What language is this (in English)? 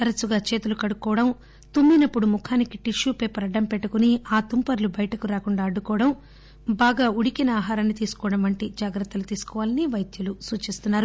Telugu